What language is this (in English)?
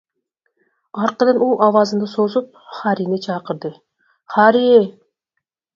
Uyghur